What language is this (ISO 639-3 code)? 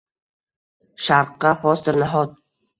uzb